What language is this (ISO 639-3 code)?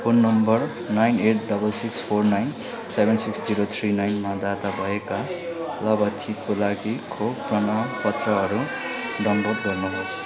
nep